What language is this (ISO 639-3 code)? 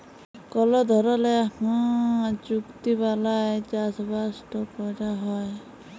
ben